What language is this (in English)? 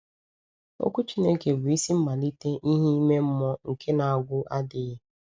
Igbo